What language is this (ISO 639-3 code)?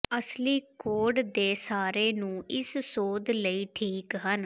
pan